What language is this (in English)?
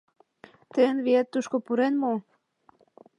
Mari